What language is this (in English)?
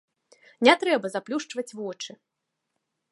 Belarusian